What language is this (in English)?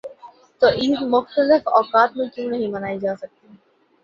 Urdu